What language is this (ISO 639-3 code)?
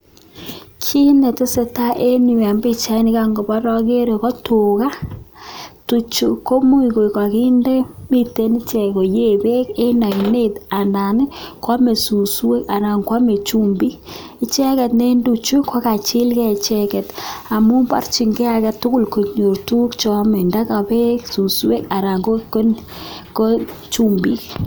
kln